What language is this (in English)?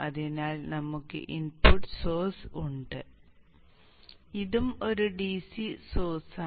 Malayalam